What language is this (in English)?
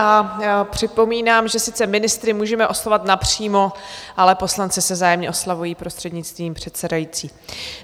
Czech